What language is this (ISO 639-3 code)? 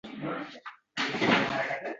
uzb